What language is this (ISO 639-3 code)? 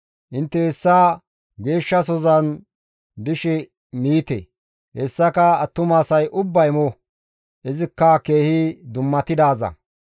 gmv